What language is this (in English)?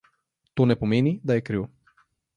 Slovenian